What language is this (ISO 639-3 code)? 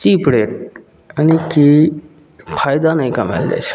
mai